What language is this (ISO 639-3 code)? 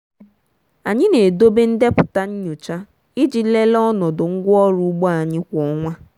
ibo